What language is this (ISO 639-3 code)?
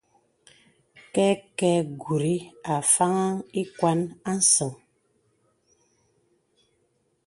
beb